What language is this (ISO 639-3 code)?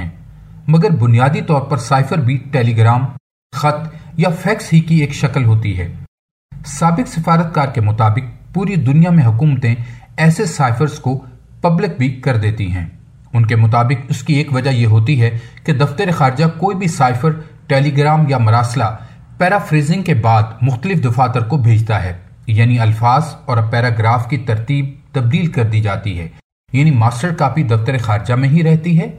urd